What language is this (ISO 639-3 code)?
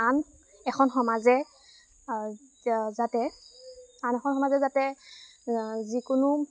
asm